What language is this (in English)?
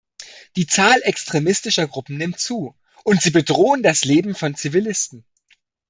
German